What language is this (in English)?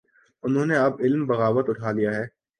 Urdu